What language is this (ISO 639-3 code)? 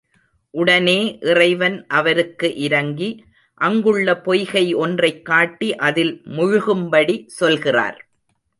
tam